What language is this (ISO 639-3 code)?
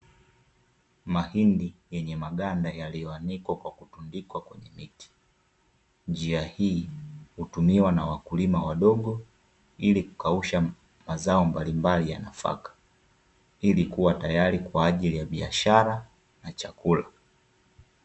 swa